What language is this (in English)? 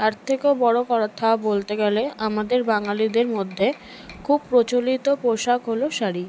Bangla